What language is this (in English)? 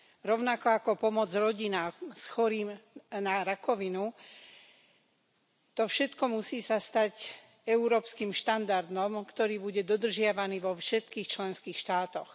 Slovak